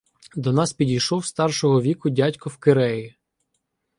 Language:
Ukrainian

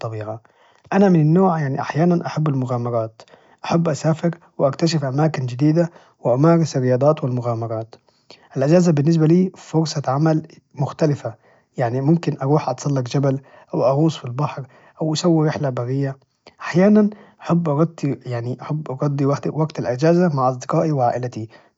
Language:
Najdi Arabic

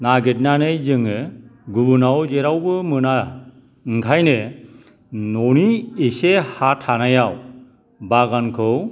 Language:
Bodo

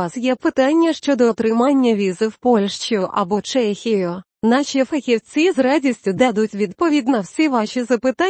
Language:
Ukrainian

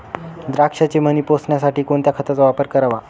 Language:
Marathi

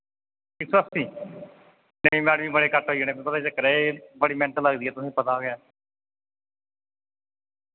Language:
Dogri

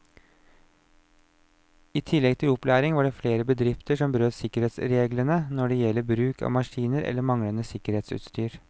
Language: Norwegian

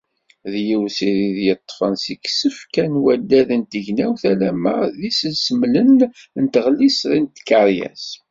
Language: Kabyle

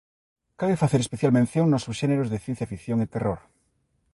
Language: Galician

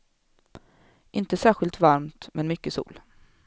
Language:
Swedish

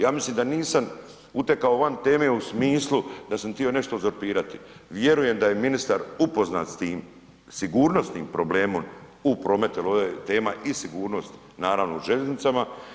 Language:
Croatian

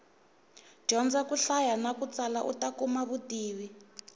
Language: Tsonga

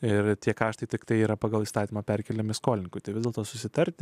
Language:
Lithuanian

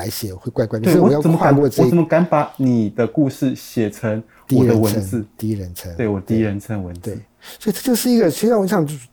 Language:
Chinese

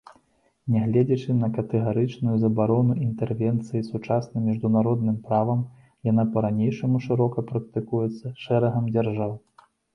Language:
Belarusian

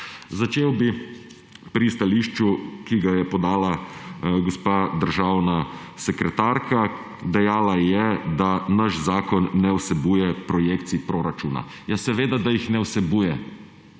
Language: Slovenian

